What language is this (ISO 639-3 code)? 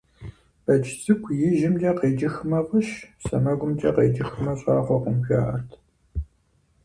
kbd